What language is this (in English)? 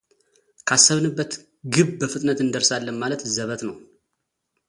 Amharic